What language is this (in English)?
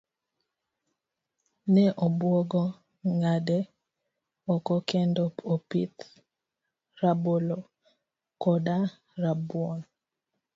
Luo (Kenya and Tanzania)